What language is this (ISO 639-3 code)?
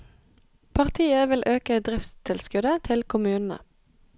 nor